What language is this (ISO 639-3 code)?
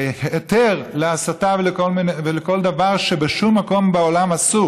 heb